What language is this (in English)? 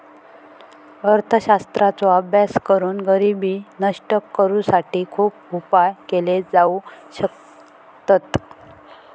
Marathi